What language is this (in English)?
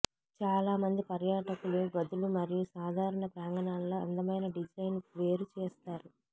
Telugu